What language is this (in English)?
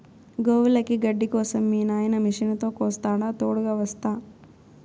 Telugu